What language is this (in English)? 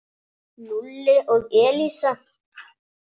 Icelandic